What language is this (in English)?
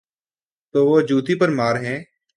Urdu